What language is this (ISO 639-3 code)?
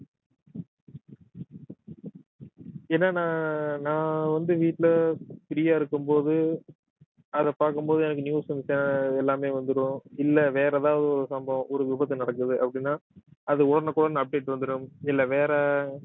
tam